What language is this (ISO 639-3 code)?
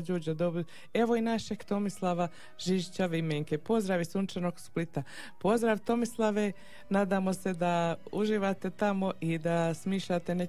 hrv